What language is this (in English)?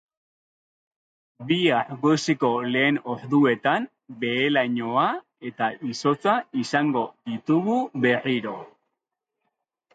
Basque